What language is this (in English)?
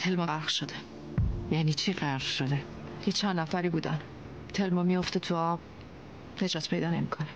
Persian